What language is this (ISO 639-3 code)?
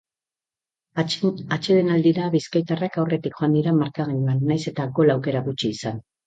eus